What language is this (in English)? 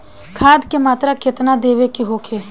Bhojpuri